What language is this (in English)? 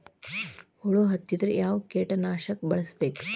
Kannada